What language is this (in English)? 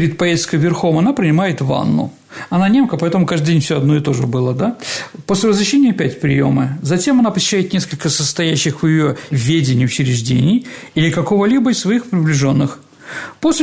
Russian